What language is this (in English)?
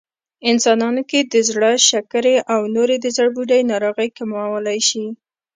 Pashto